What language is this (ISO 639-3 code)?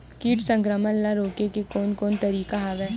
hne